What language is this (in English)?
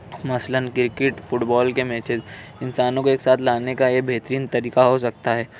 Urdu